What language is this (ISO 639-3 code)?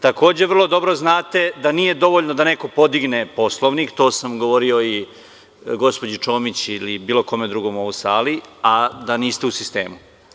srp